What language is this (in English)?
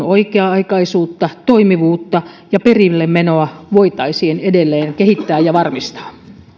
Finnish